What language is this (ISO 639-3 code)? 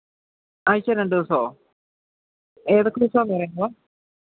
mal